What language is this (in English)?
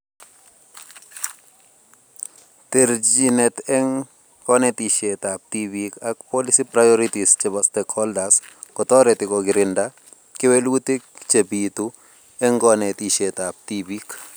Kalenjin